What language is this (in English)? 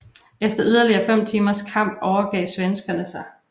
Danish